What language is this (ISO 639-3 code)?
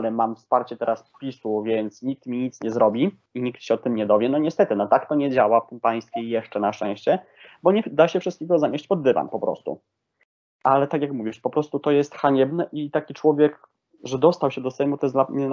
pol